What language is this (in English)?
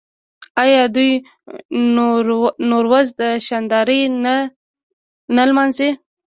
Pashto